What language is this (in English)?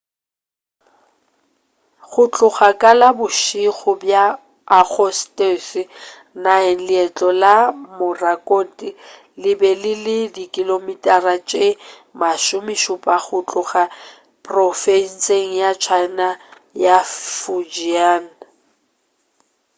Northern Sotho